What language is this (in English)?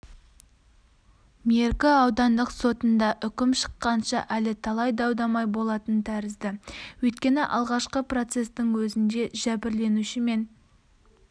Kazakh